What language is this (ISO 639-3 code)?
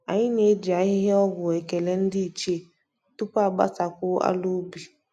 ibo